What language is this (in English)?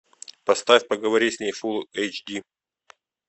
Russian